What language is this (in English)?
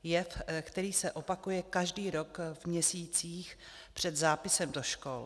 Czech